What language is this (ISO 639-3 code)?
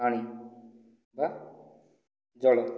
ori